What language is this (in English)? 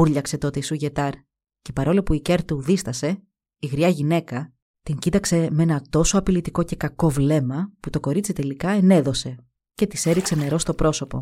Greek